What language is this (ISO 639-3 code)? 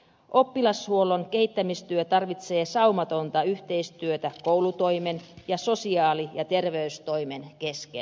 fin